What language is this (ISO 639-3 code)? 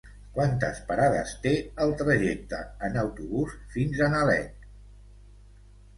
cat